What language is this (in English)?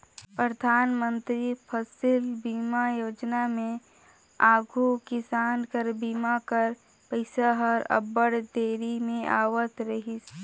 Chhattisgarhi